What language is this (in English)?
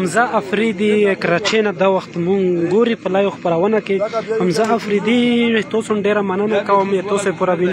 Arabic